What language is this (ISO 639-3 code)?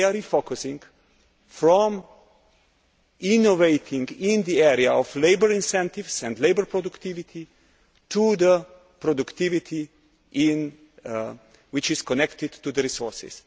eng